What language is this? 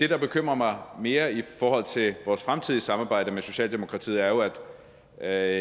Danish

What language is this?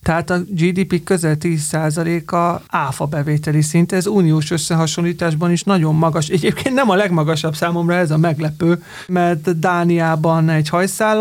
Hungarian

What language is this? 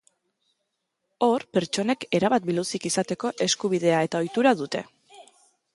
Basque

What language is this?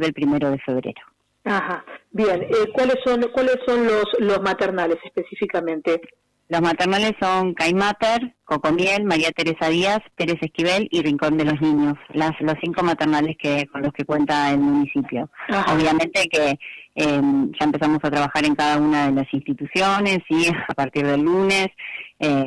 Spanish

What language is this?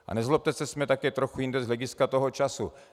Czech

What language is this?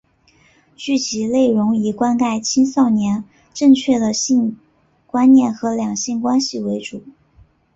Chinese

